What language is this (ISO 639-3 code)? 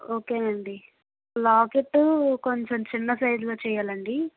tel